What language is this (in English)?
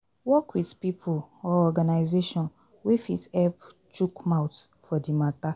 Nigerian Pidgin